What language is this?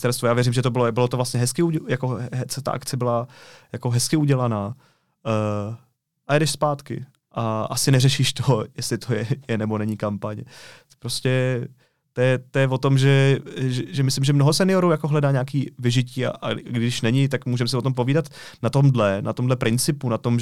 Czech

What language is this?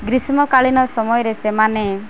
Odia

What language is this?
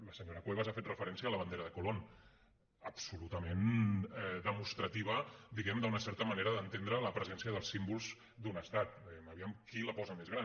Catalan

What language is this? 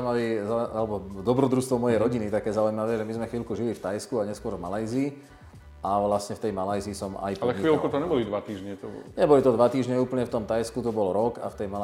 Slovak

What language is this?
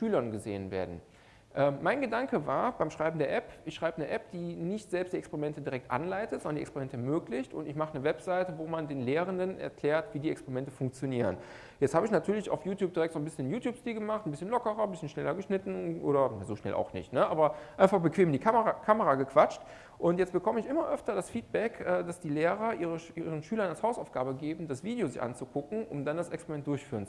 German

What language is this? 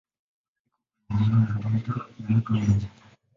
Swahili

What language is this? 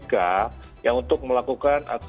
Indonesian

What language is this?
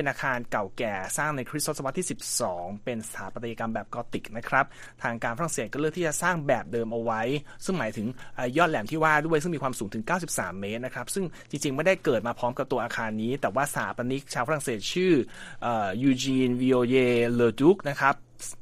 Thai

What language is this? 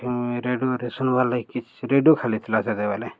Odia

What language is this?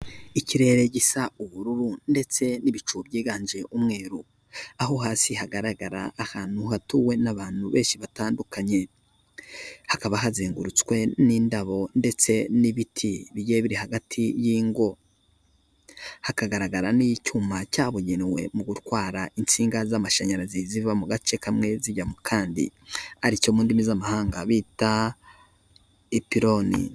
Kinyarwanda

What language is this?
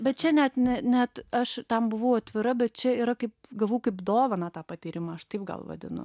Lithuanian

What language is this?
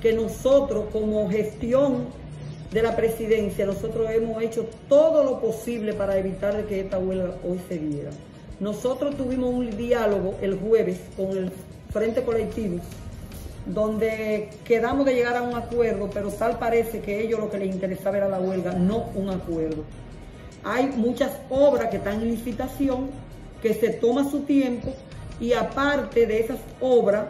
Spanish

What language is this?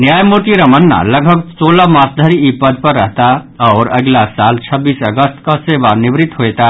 Maithili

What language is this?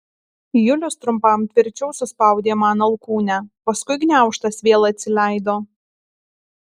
Lithuanian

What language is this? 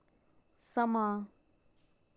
Dogri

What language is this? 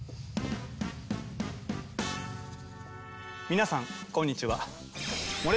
Japanese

